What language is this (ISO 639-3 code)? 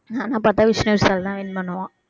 tam